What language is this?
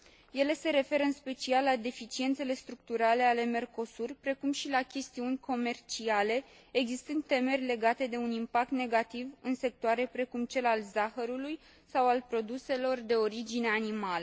Romanian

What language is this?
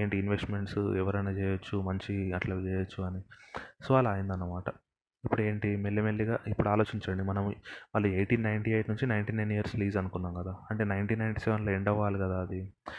Telugu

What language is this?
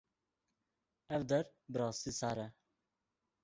Kurdish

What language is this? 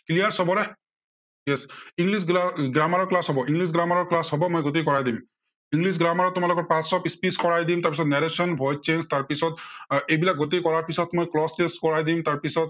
Assamese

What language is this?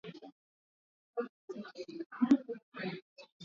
Swahili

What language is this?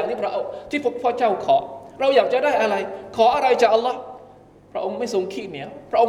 Thai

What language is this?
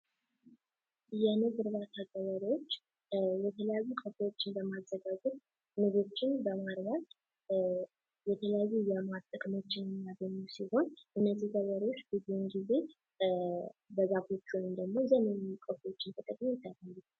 Amharic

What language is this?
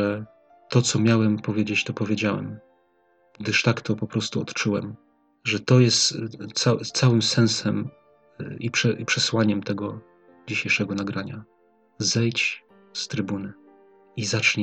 Polish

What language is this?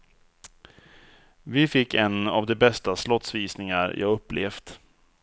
Swedish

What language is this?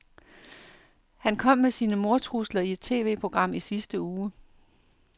Danish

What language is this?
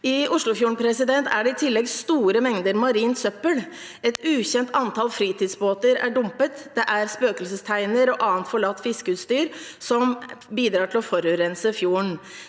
Norwegian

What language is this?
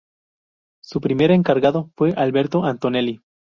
Spanish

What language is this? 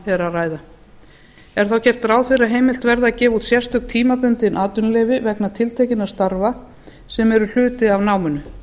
Icelandic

